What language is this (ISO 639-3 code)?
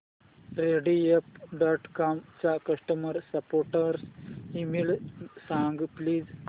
mar